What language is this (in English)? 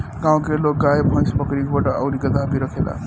Bhojpuri